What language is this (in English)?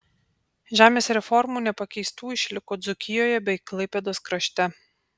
Lithuanian